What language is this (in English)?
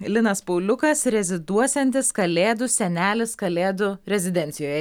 Lithuanian